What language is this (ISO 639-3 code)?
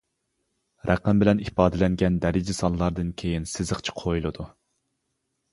uig